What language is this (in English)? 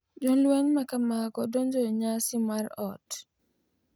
Luo (Kenya and Tanzania)